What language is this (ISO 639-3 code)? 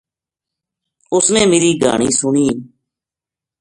gju